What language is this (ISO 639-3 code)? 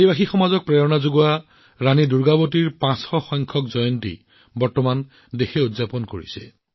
asm